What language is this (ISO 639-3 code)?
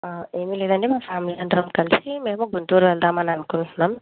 tel